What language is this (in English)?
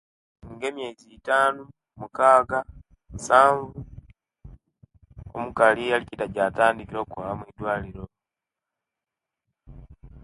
Kenyi